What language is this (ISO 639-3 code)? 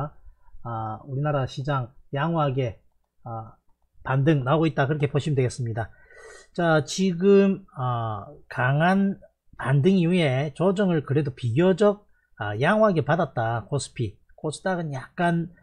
kor